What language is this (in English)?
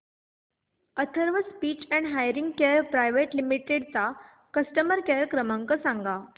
Marathi